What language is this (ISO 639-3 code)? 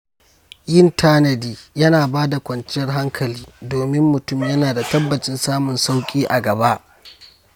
hau